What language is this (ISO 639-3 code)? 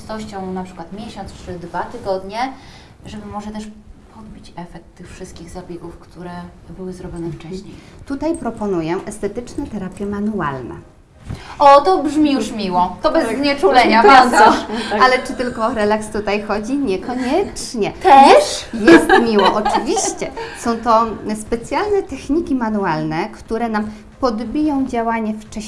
pol